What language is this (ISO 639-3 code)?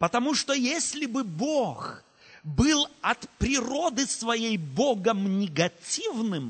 rus